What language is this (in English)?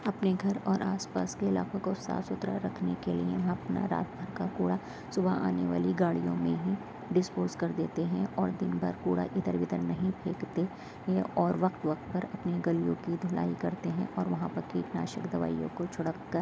Urdu